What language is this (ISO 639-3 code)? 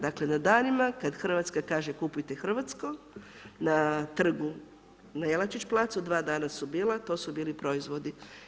hrv